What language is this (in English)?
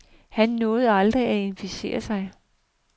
Danish